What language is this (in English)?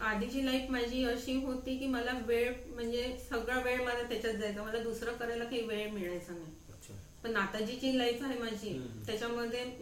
Marathi